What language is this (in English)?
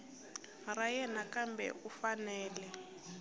Tsonga